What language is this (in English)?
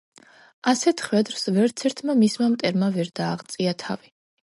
Georgian